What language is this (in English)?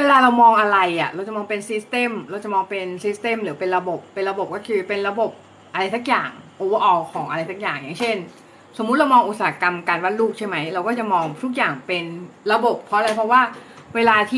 Thai